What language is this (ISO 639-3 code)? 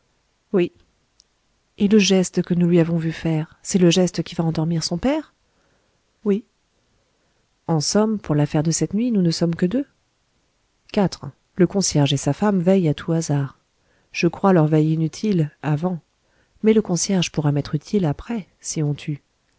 fra